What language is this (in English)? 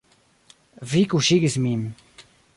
Esperanto